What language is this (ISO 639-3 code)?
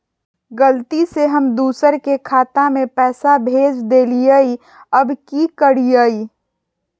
mag